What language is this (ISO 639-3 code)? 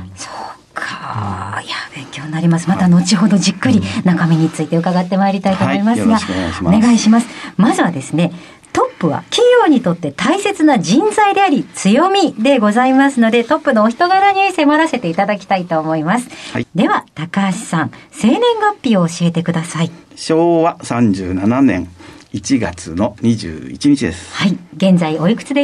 jpn